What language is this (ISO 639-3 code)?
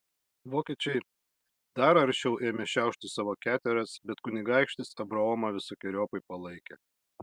lit